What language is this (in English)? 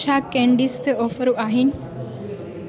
Sindhi